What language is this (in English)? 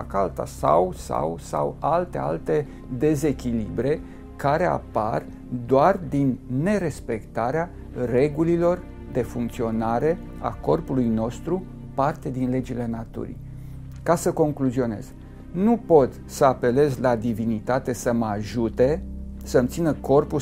Romanian